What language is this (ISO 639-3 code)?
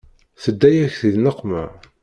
kab